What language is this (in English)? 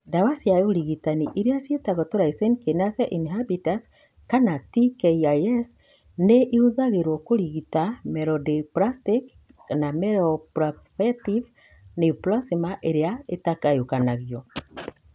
Kikuyu